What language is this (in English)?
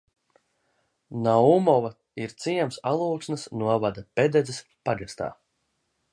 Latvian